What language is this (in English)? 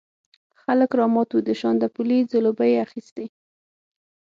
Pashto